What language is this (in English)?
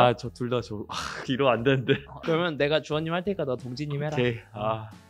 Korean